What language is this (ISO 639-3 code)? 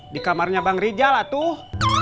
ind